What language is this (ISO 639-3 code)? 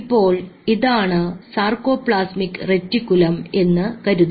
mal